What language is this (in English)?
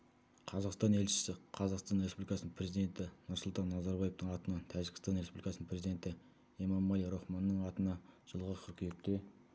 Kazakh